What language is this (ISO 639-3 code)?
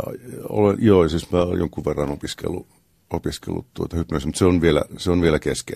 fin